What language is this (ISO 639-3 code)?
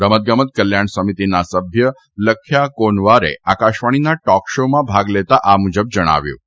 guj